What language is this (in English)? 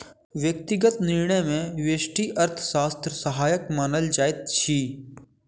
Maithili